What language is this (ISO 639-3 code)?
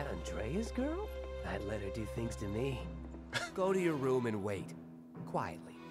eng